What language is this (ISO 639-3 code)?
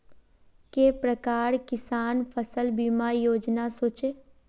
mag